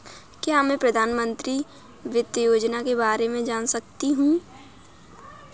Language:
Hindi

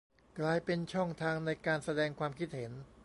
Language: Thai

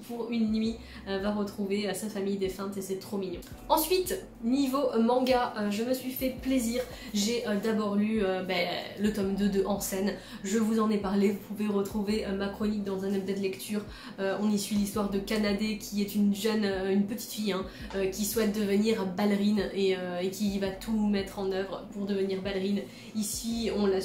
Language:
French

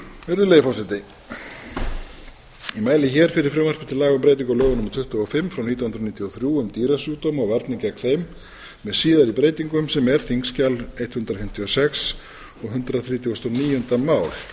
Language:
Icelandic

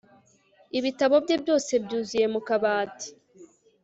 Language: Kinyarwanda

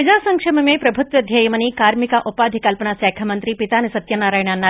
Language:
Telugu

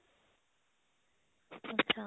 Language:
Punjabi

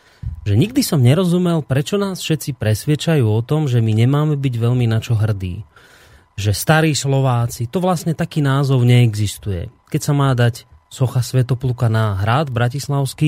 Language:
Slovak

